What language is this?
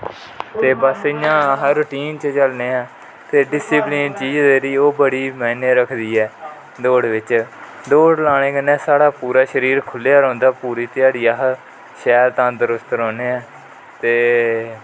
Dogri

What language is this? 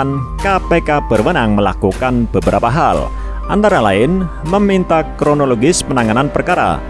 Indonesian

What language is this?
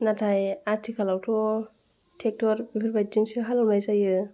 Bodo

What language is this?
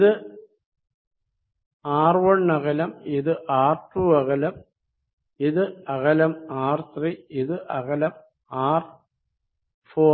Malayalam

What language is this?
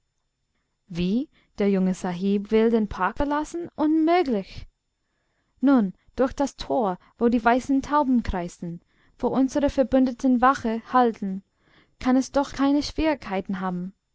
German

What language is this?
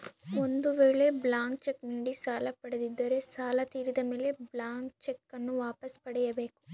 Kannada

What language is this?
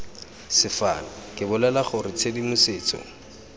Tswana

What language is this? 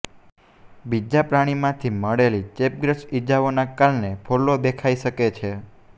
Gujarati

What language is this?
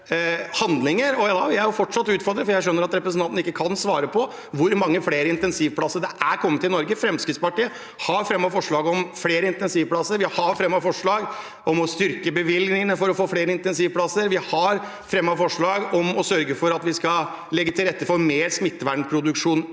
Norwegian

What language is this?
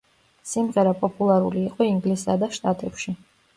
Georgian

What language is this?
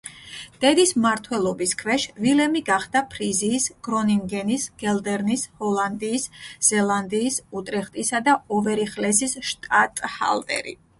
Georgian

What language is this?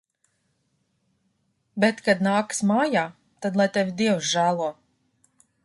Latvian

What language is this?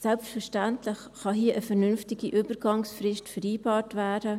Swiss German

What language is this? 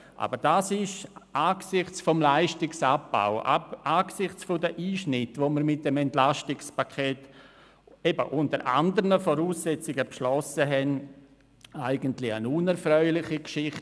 Swiss German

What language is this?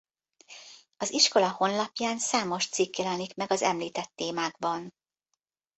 Hungarian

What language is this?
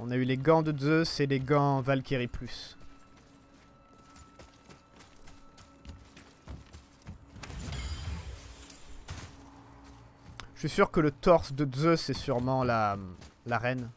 French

